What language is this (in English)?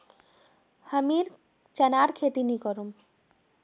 Magahi